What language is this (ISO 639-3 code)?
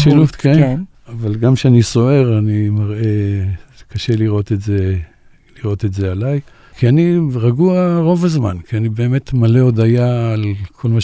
heb